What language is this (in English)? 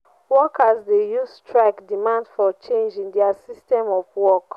Nigerian Pidgin